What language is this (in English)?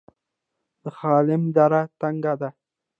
Pashto